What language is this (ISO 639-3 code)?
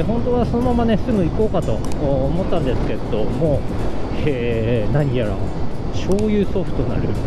jpn